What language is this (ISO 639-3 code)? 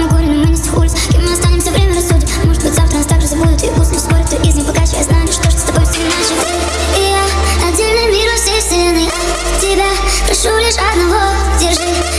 rus